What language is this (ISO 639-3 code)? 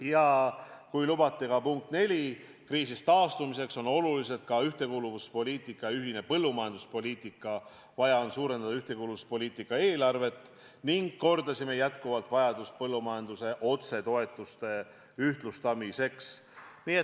est